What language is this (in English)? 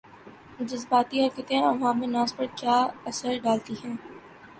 Urdu